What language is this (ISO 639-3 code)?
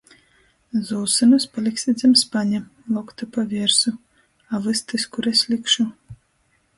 ltg